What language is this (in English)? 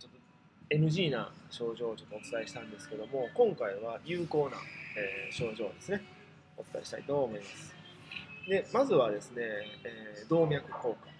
Japanese